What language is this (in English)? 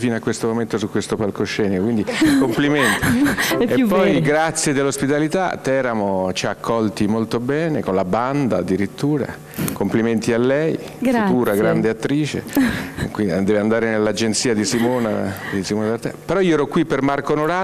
Italian